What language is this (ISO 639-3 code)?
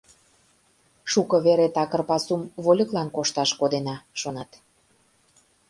chm